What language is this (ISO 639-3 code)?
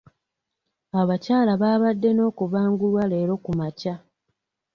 lug